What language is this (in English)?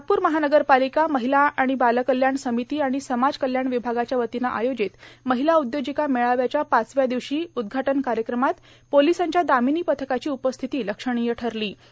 Marathi